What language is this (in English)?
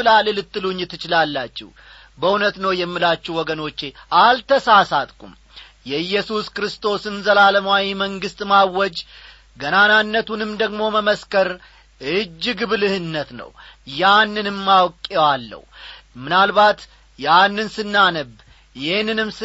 Amharic